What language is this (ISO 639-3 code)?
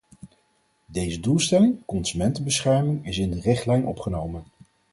nld